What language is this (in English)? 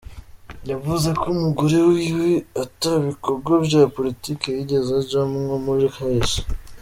Kinyarwanda